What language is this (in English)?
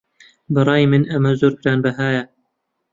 Central Kurdish